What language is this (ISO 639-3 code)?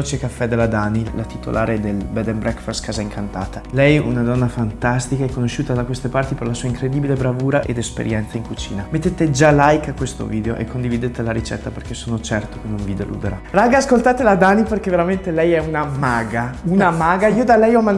ita